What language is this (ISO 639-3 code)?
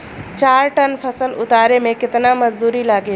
bho